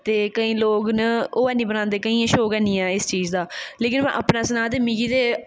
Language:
Dogri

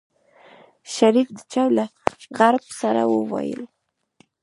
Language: Pashto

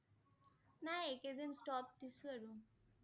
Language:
Assamese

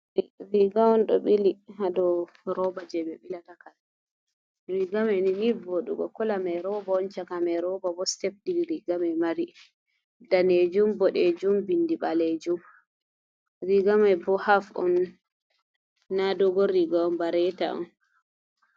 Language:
Fula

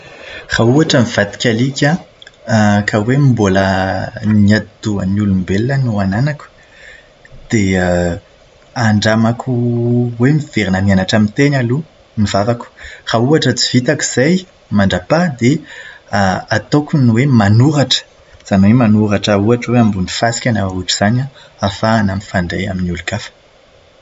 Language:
Malagasy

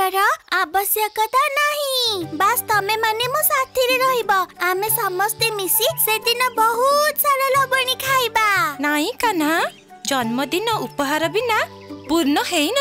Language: Hindi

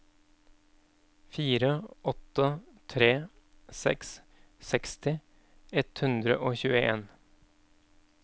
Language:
Norwegian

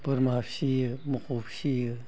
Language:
Bodo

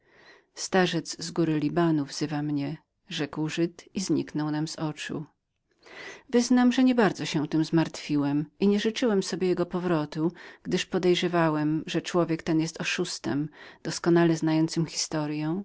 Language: Polish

